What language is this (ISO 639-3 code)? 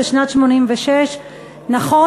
heb